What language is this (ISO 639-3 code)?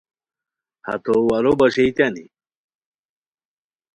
khw